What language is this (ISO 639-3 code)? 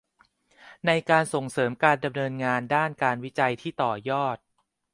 tha